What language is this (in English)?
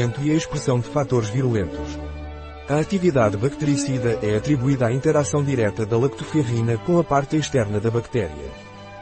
Portuguese